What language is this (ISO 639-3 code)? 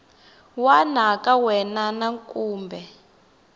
tso